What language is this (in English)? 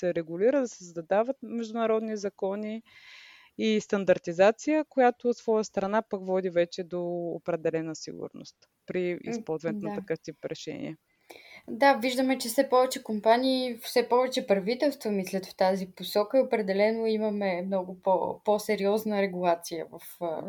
Bulgarian